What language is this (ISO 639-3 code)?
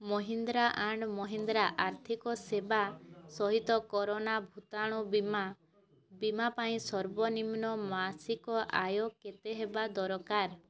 ori